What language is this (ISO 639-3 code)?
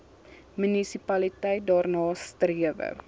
afr